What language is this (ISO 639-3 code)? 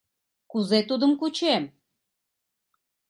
chm